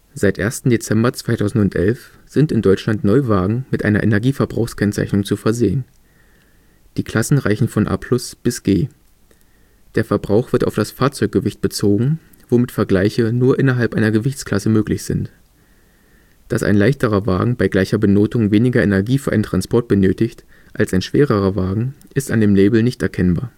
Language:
German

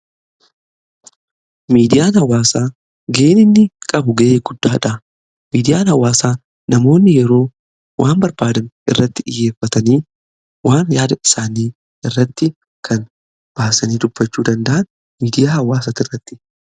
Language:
Oromo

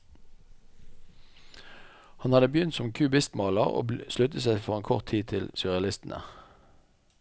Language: Norwegian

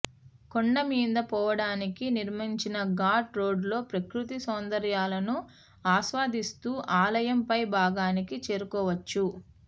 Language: Telugu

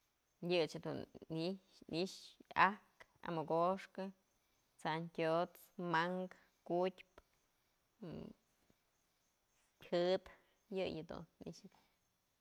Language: Mazatlán Mixe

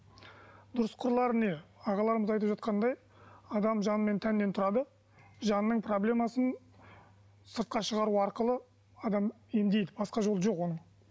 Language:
Kazakh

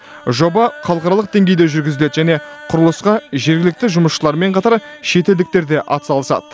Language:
Kazakh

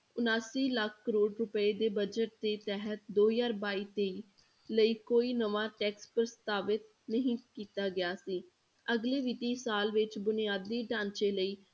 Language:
Punjabi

